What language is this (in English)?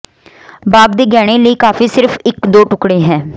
Punjabi